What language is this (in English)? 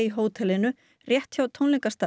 Icelandic